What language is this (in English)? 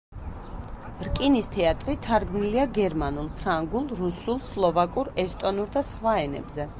Georgian